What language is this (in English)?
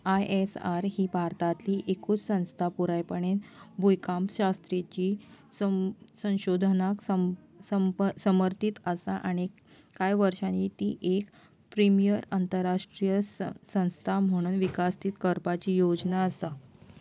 Konkani